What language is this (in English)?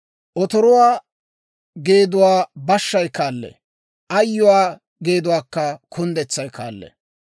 Dawro